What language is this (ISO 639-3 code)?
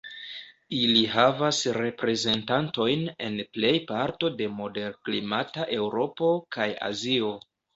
epo